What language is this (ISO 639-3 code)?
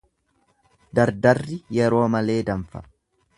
orm